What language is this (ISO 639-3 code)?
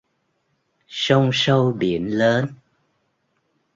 vie